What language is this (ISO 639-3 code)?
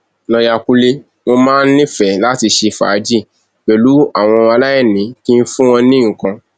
yor